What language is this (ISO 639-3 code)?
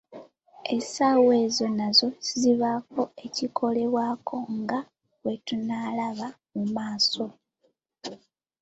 lug